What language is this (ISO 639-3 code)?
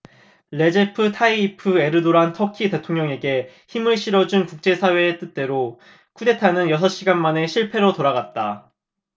kor